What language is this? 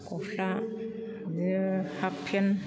Bodo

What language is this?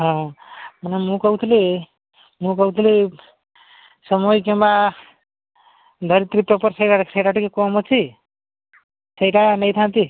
Odia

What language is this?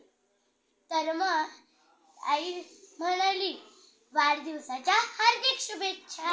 Marathi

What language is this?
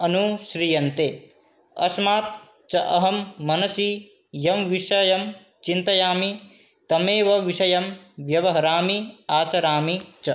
Sanskrit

